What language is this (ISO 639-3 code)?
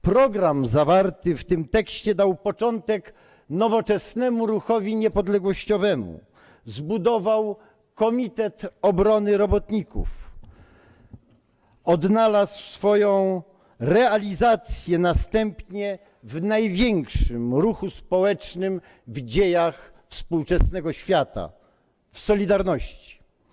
pol